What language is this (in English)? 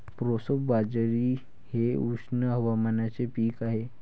Marathi